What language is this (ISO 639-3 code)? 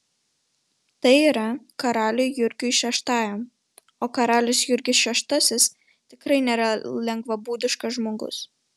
lit